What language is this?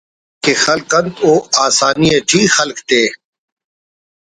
Brahui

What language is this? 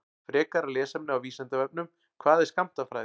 Icelandic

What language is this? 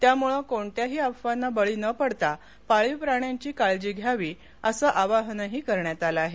Marathi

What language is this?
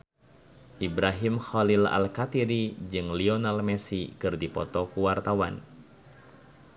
Sundanese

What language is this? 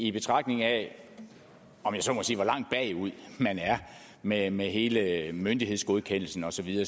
Danish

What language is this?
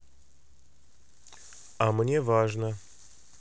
Russian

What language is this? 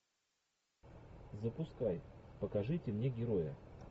Russian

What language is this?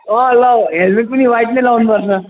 Nepali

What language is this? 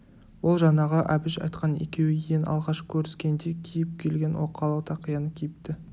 Kazakh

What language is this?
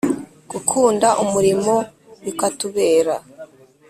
Kinyarwanda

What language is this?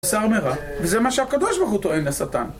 Hebrew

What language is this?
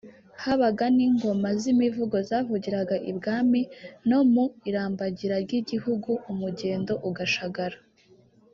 Kinyarwanda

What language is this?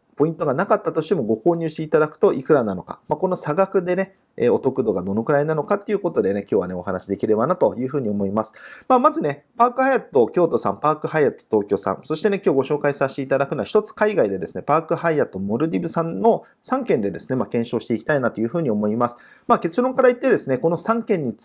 Japanese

